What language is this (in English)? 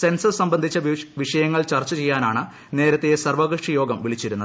Malayalam